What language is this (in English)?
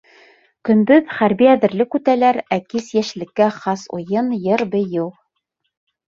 Bashkir